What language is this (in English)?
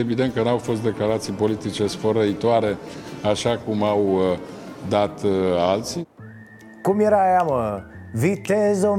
Romanian